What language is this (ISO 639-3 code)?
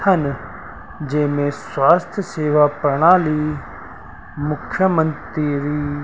snd